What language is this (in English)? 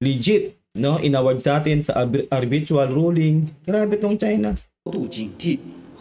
Filipino